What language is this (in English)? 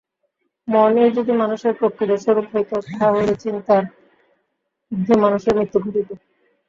Bangla